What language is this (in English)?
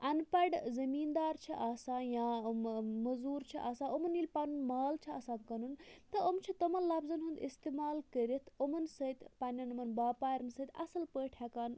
Kashmiri